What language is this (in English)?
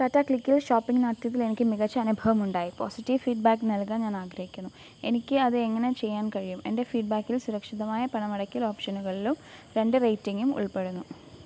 Malayalam